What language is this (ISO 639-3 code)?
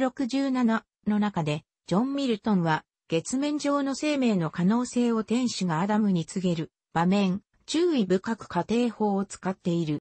jpn